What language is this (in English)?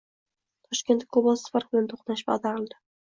Uzbek